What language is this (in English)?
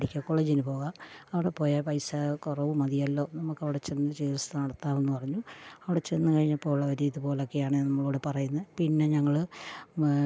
Malayalam